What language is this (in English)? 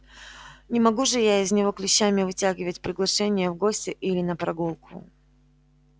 Russian